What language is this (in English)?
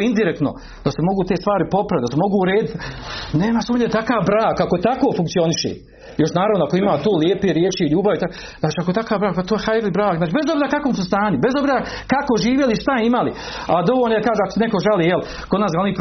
Croatian